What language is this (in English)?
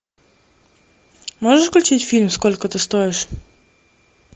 Russian